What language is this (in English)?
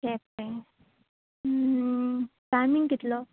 Konkani